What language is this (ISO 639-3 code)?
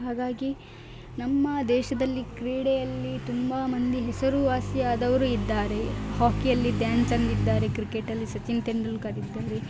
kan